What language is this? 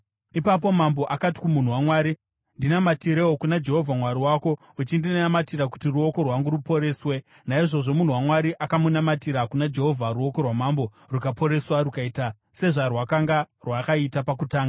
Shona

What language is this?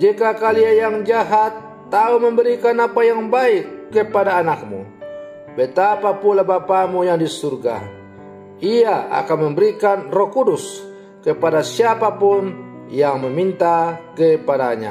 Indonesian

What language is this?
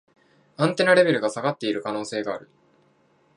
Japanese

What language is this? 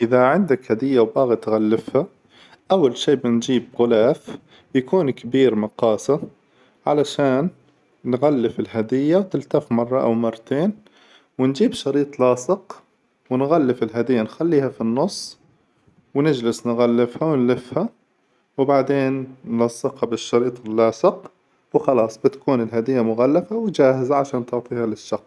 Hijazi Arabic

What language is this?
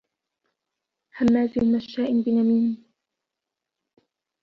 Arabic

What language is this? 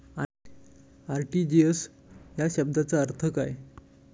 Marathi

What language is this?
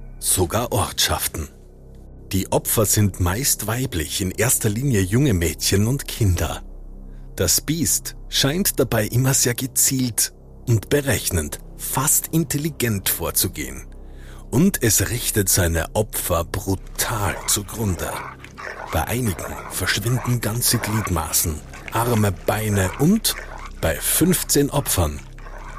German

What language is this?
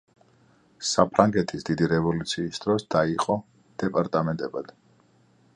Georgian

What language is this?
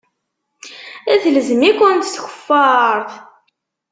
Kabyle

